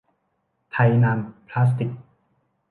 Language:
Thai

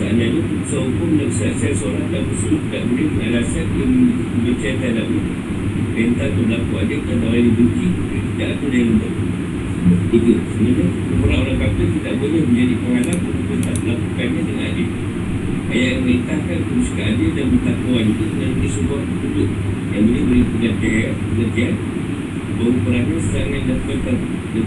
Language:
Malay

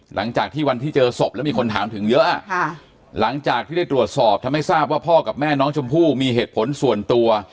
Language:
Thai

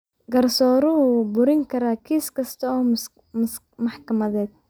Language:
Somali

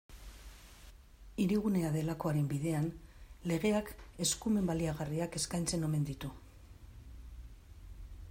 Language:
Basque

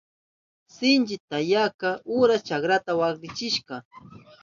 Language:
Southern Pastaza Quechua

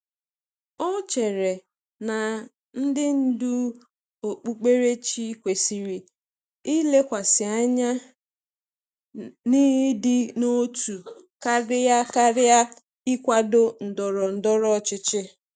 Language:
Igbo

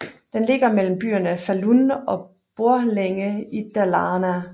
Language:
Danish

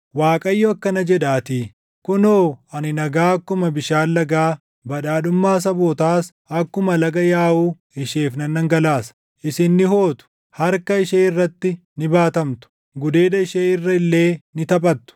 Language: Oromo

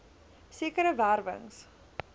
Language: Afrikaans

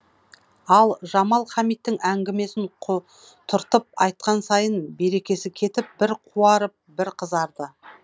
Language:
Kazakh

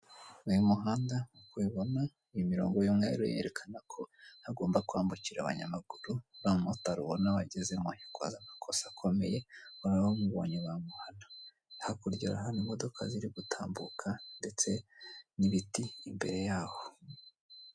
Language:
Kinyarwanda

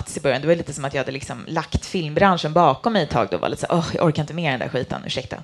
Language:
Swedish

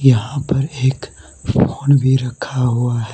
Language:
Hindi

